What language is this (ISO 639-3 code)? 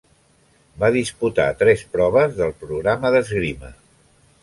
cat